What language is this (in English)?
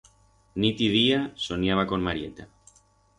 Aragonese